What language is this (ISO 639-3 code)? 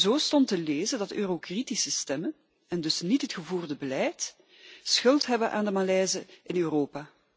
nld